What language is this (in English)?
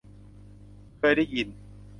Thai